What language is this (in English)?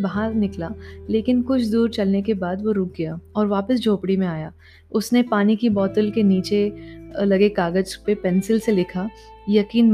Hindi